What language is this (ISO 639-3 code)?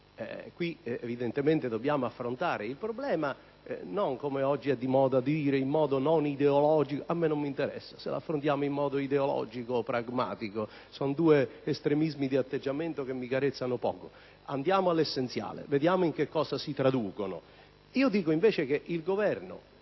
ita